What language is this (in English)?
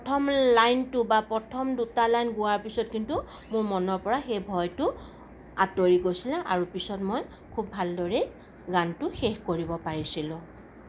Assamese